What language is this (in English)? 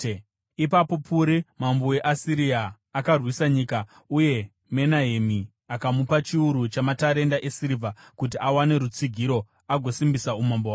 Shona